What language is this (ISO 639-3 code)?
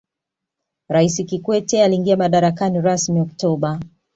swa